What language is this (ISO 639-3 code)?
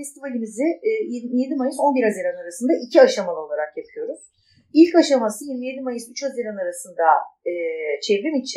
tur